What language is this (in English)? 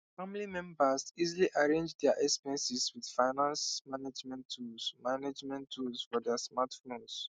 Nigerian Pidgin